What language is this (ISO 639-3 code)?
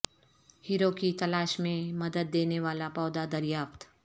urd